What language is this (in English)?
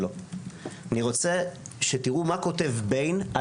Hebrew